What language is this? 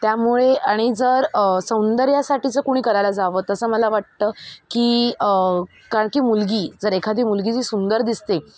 Marathi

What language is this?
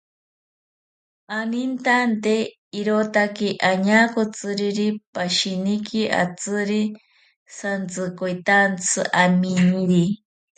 Ashéninka Perené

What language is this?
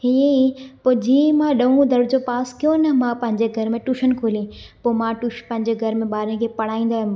Sindhi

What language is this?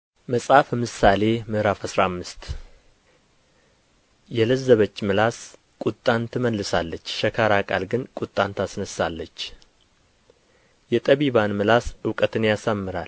Amharic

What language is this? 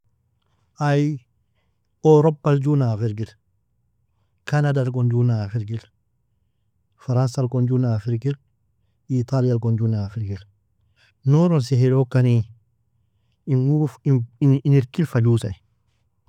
Nobiin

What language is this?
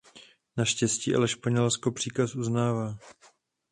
Czech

